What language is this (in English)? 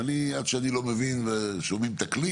Hebrew